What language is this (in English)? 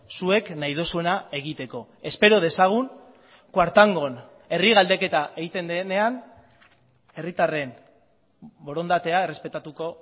Basque